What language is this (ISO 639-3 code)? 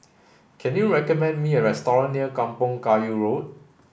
eng